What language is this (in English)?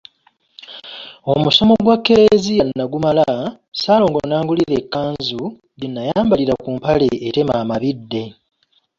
Ganda